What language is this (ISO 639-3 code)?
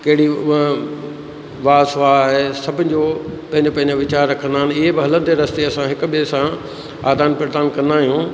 snd